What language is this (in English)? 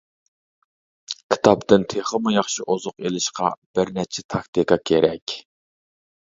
Uyghur